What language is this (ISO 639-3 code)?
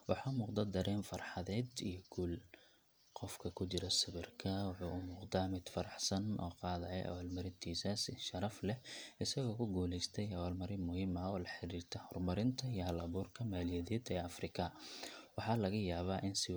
som